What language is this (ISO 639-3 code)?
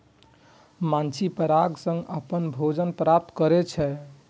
mai